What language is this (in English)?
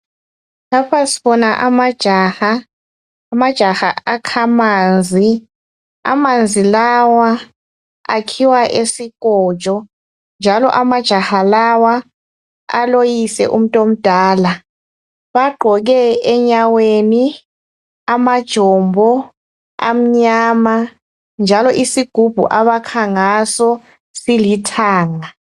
North Ndebele